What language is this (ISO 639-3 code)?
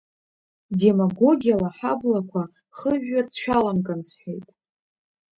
abk